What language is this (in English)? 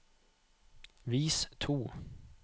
Norwegian